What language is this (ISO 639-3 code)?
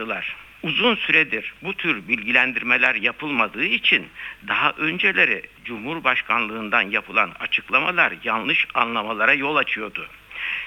tur